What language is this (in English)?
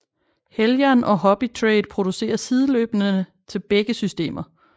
Danish